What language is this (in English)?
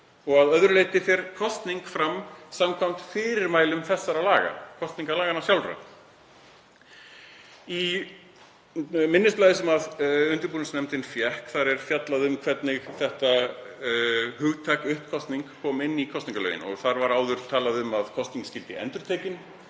Icelandic